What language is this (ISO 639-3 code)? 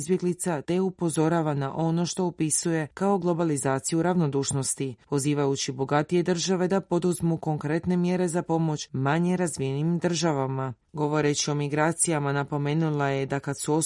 hrv